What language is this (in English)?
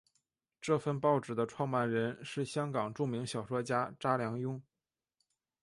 Chinese